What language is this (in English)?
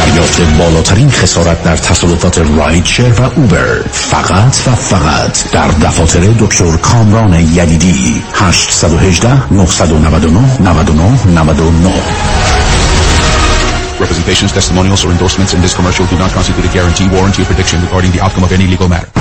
Persian